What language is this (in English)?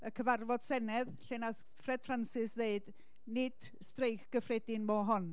Welsh